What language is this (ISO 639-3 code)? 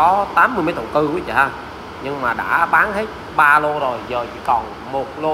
vie